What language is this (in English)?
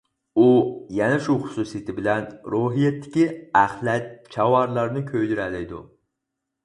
Uyghur